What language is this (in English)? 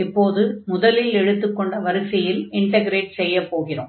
Tamil